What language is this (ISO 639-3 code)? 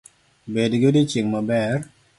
luo